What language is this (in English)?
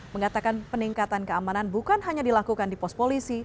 Indonesian